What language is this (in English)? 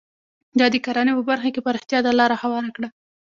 Pashto